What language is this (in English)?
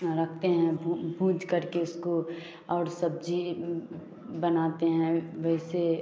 Hindi